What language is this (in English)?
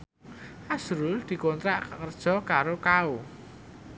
Javanese